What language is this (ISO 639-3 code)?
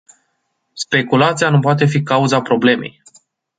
ron